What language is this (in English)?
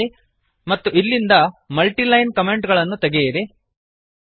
Kannada